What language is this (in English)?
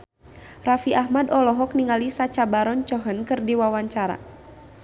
Sundanese